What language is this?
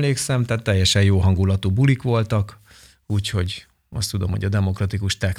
Hungarian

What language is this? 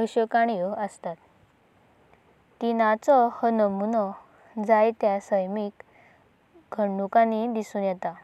Konkani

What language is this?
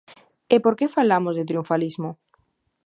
Galician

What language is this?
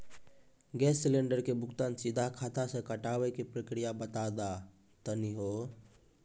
Maithili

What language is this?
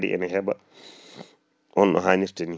Fula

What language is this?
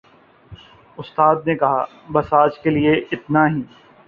Urdu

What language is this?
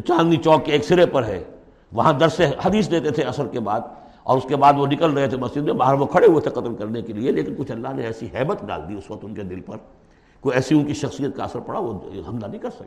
Urdu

